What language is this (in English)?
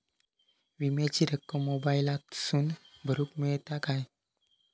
Marathi